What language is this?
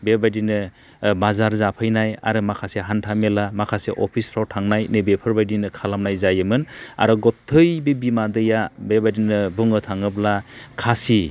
Bodo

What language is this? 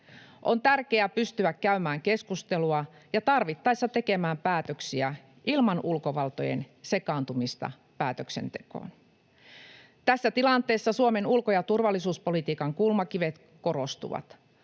Finnish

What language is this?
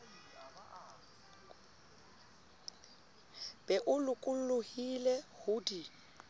Southern Sotho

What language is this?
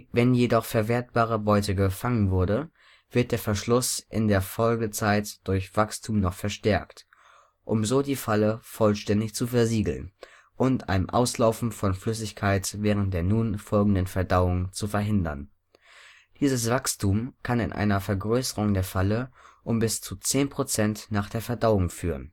German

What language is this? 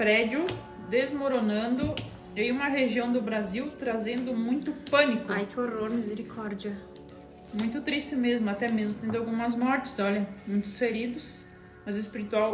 Portuguese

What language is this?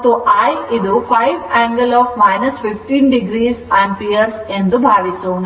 Kannada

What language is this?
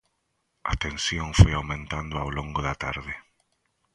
Galician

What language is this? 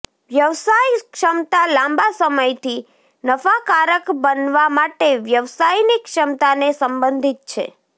Gujarati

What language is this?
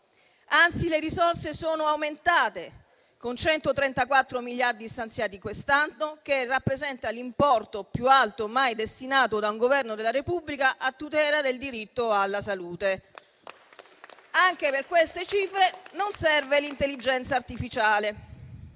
Italian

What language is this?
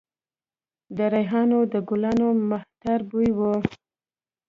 Pashto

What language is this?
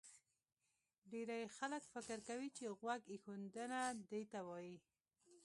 Pashto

